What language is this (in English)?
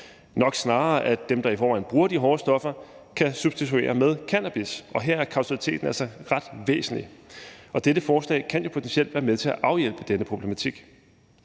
Danish